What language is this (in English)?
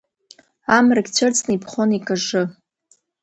Abkhazian